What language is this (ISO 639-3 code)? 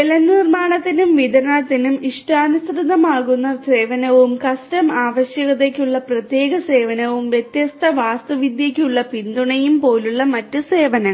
mal